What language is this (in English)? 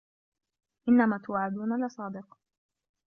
Arabic